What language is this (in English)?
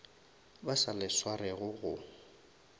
Northern Sotho